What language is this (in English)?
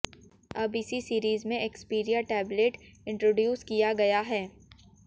Hindi